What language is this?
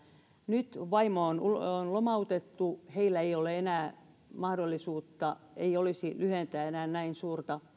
Finnish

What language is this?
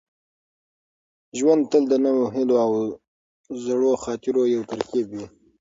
Pashto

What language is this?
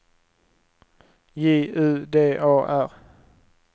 Swedish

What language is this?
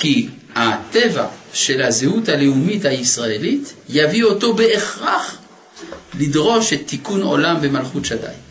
Hebrew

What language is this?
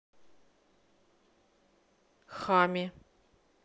Russian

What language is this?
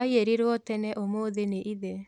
Kikuyu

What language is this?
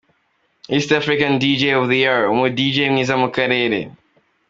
Kinyarwanda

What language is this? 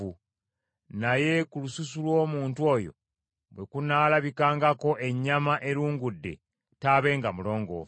Ganda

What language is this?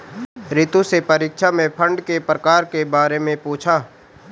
Hindi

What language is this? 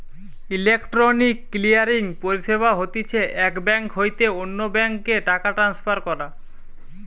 Bangla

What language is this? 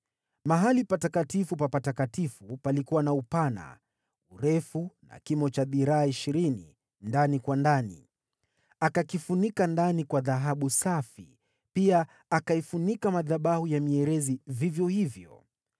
Swahili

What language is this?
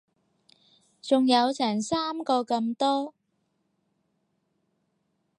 Cantonese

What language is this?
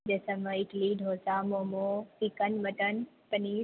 Maithili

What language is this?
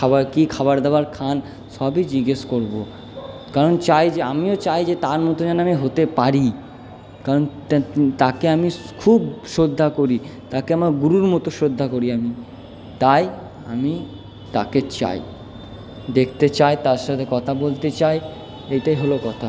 Bangla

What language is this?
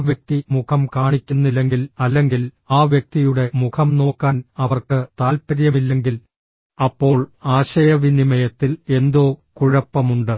Malayalam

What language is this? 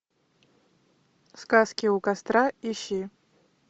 Russian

